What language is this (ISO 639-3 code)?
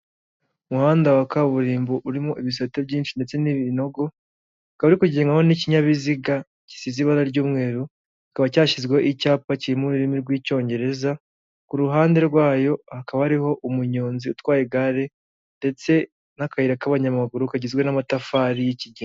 kin